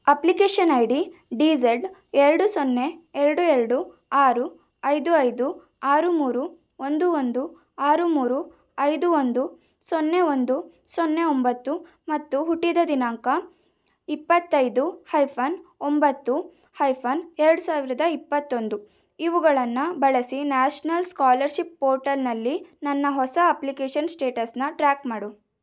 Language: Kannada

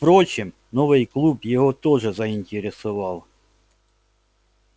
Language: Russian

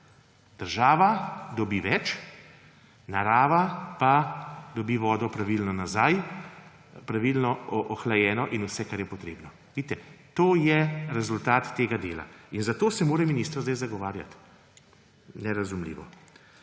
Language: Slovenian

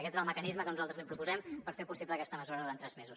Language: Catalan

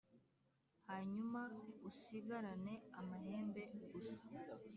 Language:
Kinyarwanda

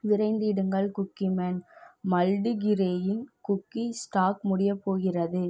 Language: Tamil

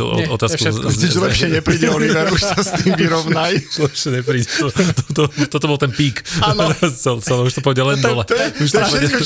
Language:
Slovak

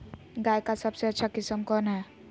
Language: Magahi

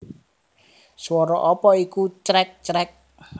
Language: Javanese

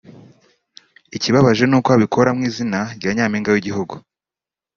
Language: Kinyarwanda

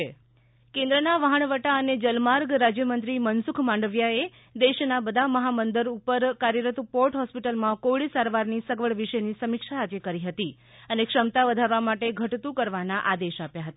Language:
Gujarati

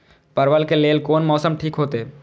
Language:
Maithili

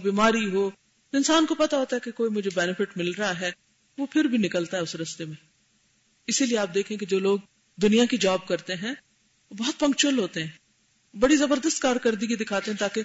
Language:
Urdu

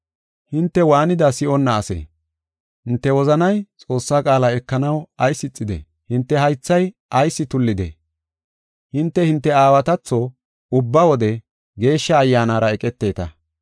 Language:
Gofa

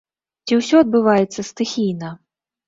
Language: Belarusian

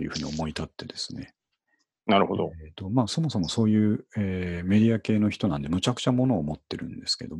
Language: Japanese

